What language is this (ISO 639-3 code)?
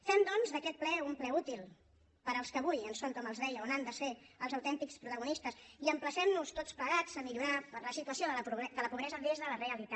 cat